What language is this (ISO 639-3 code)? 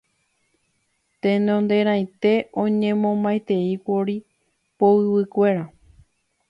grn